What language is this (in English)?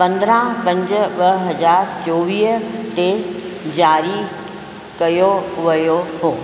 Sindhi